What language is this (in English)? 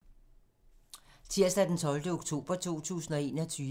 Danish